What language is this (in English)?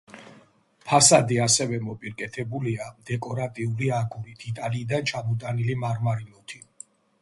Georgian